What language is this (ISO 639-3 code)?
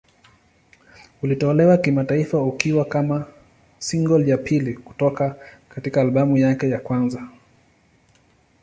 swa